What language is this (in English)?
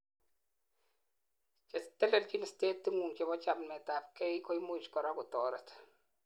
Kalenjin